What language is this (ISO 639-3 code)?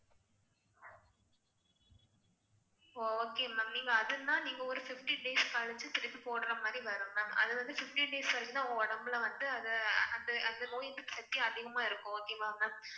tam